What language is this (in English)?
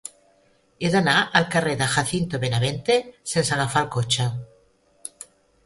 Catalan